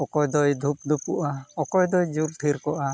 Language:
Santali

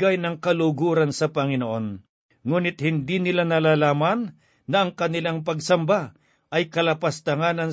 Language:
Filipino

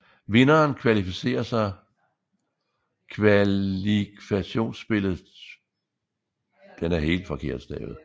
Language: Danish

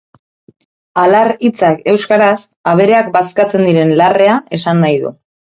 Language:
Basque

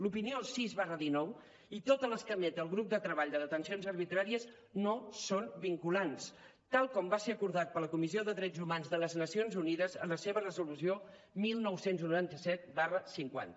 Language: Catalan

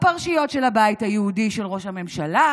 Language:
Hebrew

